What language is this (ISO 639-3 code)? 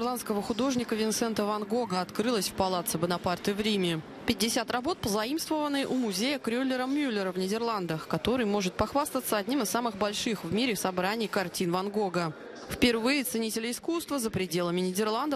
rus